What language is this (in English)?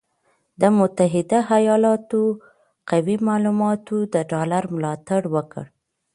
Pashto